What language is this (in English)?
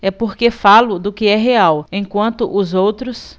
Portuguese